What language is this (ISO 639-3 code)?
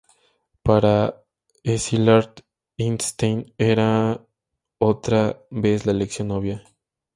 spa